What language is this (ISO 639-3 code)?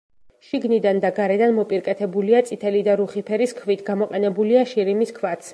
kat